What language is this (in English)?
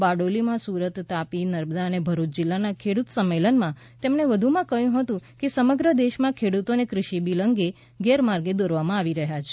Gujarati